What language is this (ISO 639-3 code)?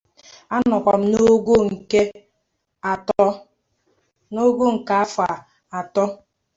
ibo